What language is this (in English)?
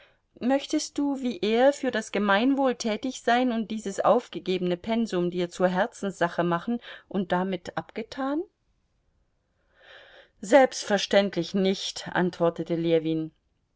German